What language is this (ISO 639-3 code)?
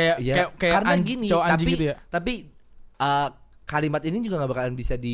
ind